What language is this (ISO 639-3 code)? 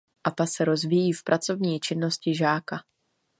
ces